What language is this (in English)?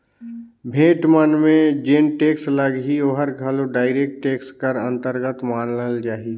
Chhattisgarhi